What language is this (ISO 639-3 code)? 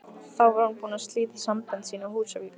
isl